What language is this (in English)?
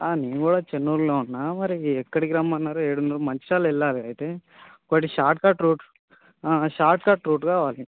Telugu